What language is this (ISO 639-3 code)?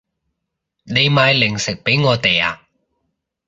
yue